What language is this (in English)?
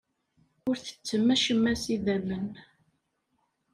Kabyle